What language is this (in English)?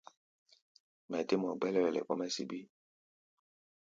Gbaya